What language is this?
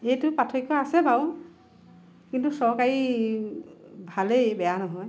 Assamese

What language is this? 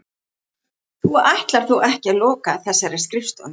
Icelandic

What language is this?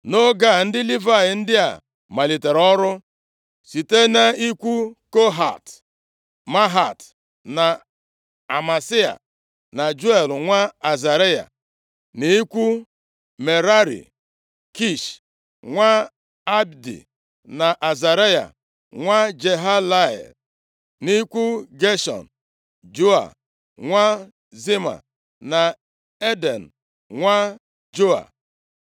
Igbo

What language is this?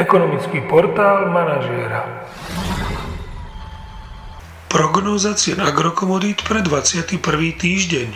Slovak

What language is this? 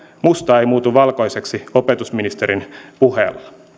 Finnish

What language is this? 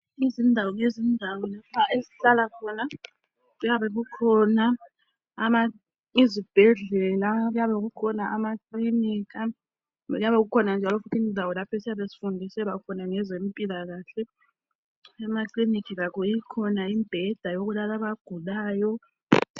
North Ndebele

